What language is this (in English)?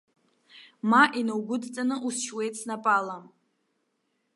Abkhazian